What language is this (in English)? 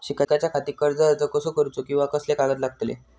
Marathi